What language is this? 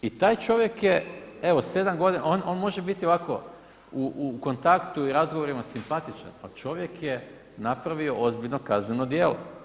Croatian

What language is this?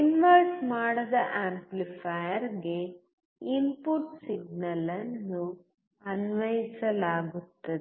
Kannada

